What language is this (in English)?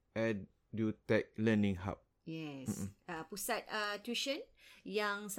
Malay